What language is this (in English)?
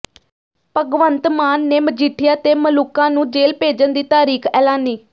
Punjabi